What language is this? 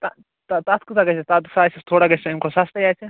Kashmiri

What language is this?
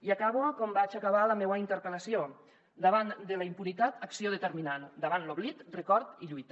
Catalan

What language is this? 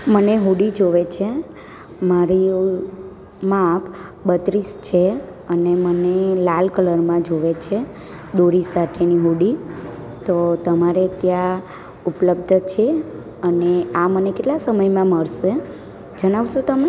Gujarati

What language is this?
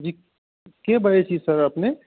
Maithili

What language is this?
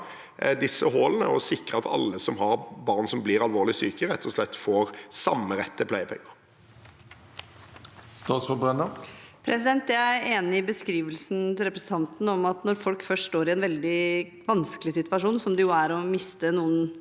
Norwegian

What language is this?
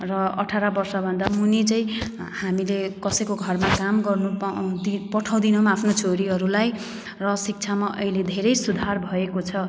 Nepali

